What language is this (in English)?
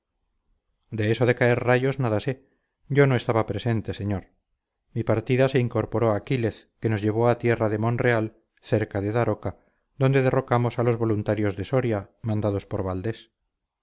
Spanish